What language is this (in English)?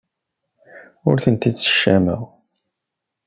Kabyle